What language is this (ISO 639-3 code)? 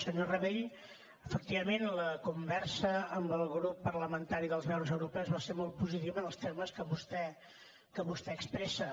cat